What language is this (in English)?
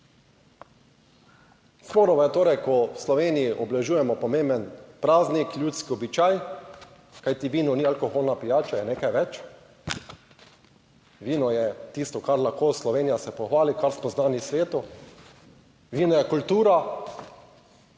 Slovenian